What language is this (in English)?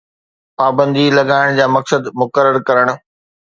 Sindhi